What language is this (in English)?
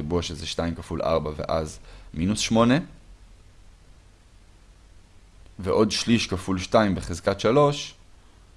Hebrew